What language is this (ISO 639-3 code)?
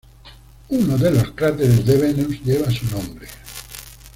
spa